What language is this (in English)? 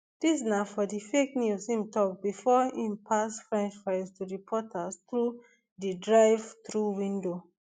Nigerian Pidgin